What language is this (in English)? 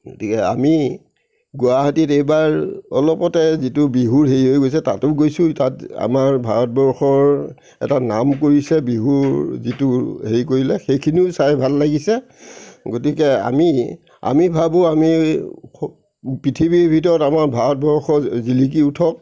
Assamese